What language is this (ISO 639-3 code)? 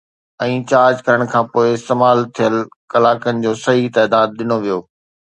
snd